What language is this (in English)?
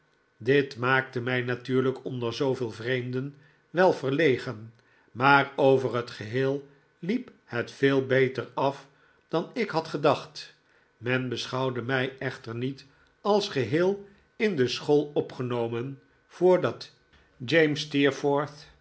Dutch